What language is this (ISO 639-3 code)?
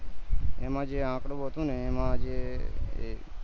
guj